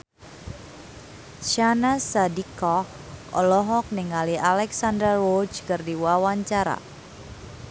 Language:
Sundanese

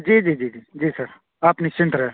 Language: Urdu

